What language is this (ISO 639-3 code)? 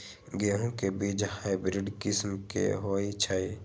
mag